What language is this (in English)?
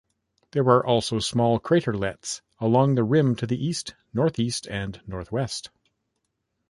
English